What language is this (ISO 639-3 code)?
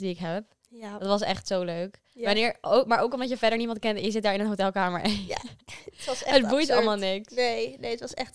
nld